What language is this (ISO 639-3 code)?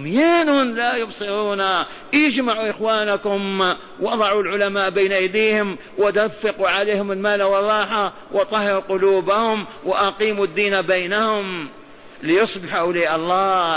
ara